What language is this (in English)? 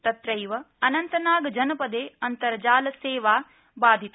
Sanskrit